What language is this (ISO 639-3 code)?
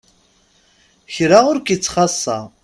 kab